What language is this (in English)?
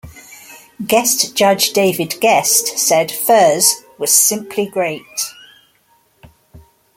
English